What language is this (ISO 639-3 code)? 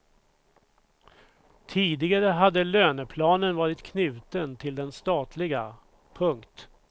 swe